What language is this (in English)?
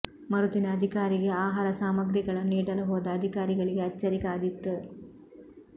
Kannada